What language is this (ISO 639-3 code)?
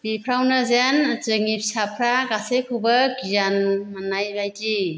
brx